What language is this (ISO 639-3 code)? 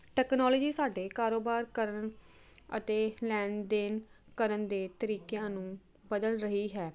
pan